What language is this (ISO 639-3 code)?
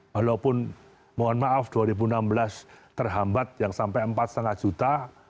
ind